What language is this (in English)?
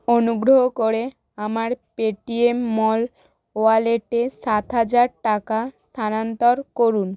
Bangla